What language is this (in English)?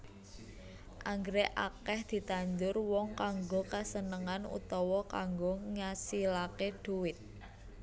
Javanese